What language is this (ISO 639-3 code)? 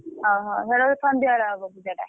ori